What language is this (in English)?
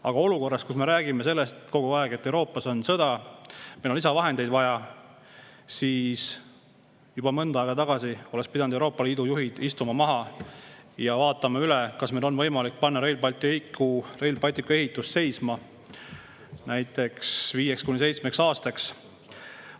Estonian